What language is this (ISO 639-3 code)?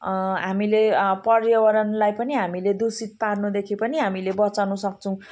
nep